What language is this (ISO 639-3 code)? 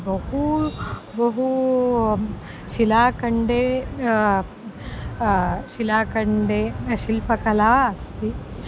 san